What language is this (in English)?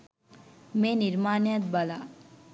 Sinhala